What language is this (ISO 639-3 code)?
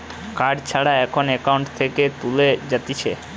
ben